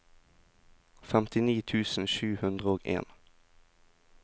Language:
Norwegian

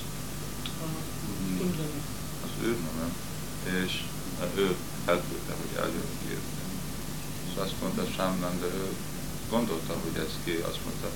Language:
Hungarian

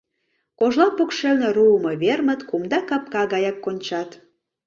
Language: Mari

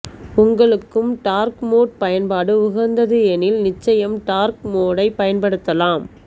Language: Tamil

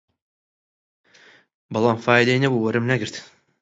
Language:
Central Kurdish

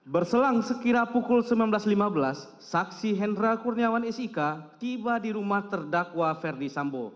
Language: Indonesian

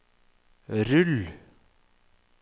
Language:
Norwegian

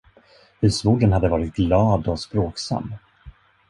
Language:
Swedish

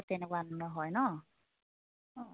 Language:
Assamese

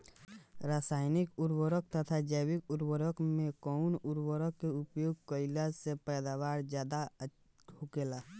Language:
Bhojpuri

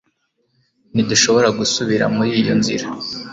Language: Kinyarwanda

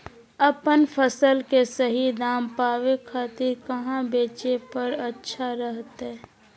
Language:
Magahi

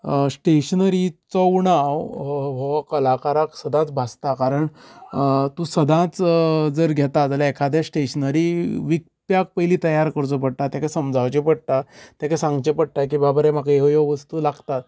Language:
Konkani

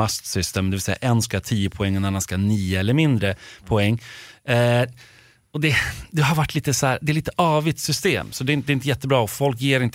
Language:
Swedish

